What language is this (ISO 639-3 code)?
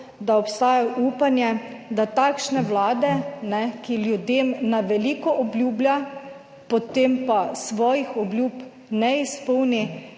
slv